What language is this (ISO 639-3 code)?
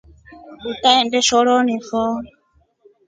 rof